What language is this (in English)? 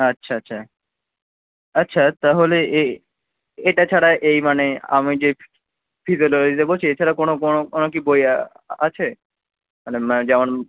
Bangla